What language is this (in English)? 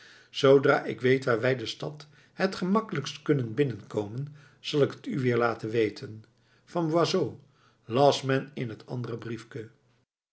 Dutch